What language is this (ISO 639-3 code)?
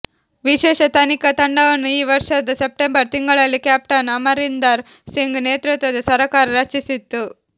kan